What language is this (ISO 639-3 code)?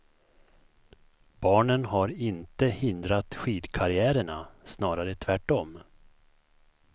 swe